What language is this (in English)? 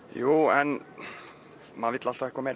Icelandic